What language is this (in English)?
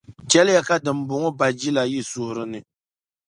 Dagbani